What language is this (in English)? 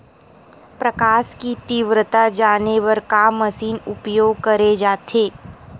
Chhattisgarhi